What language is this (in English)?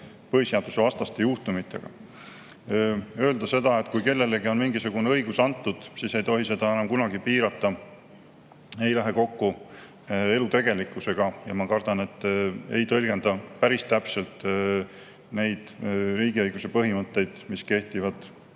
Estonian